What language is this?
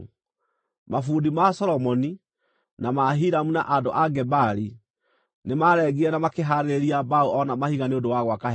Kikuyu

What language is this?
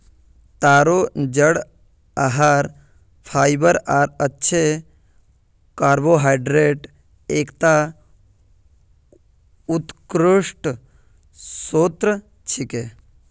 Magahi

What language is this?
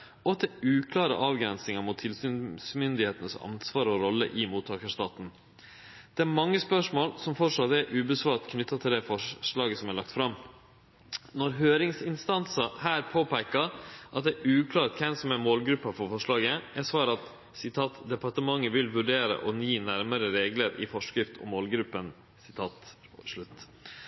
Norwegian Nynorsk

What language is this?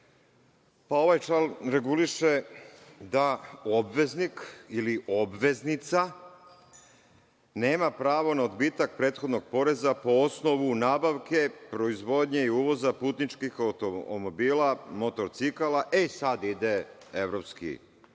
Serbian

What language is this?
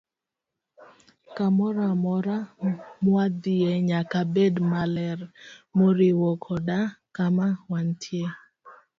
Luo (Kenya and Tanzania)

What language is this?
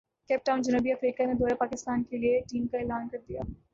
Urdu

